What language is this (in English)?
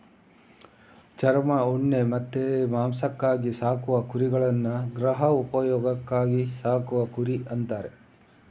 Kannada